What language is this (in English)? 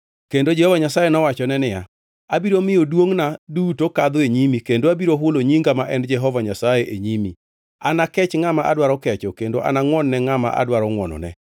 Luo (Kenya and Tanzania)